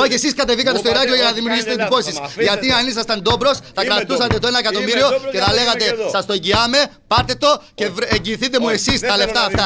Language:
Greek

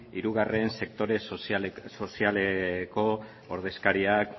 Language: Basque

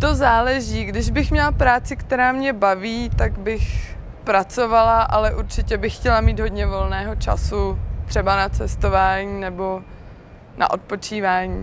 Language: Czech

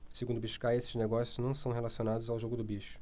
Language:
Portuguese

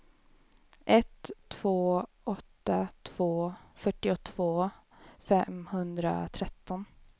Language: Swedish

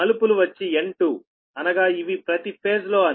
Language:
Telugu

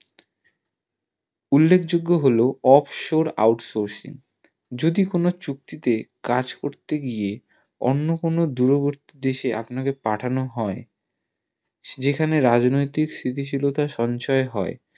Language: Bangla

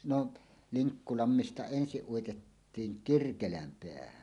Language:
Finnish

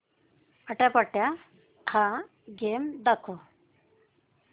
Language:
Marathi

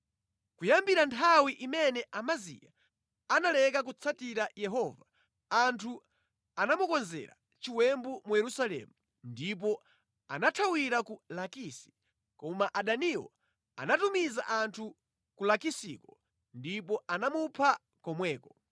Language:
Nyanja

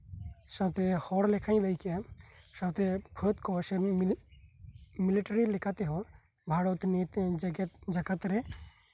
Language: Santali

